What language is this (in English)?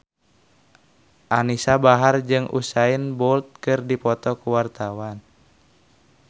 Sundanese